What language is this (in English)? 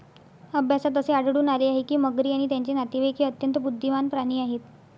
Marathi